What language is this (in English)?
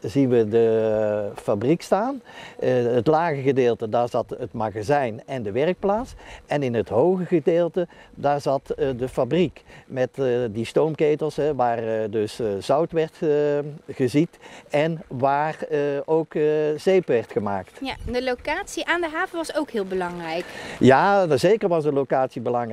Dutch